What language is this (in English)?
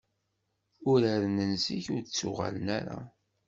Kabyle